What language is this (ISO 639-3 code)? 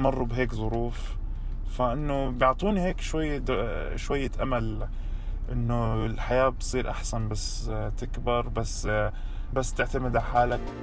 ara